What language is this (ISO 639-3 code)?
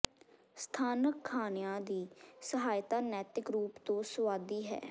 pan